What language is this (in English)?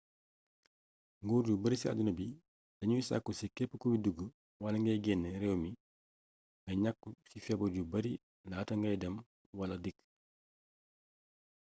Wolof